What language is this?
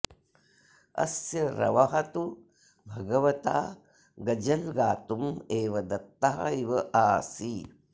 Sanskrit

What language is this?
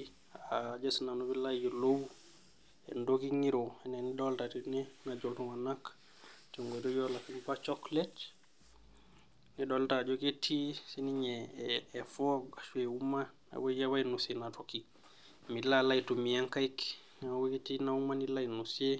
Masai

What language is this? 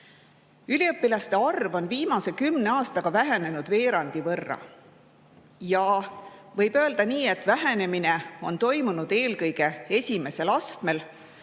Estonian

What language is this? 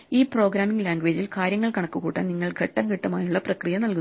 Malayalam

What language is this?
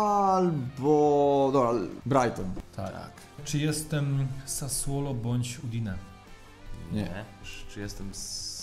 Polish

